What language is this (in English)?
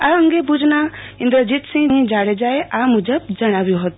Gujarati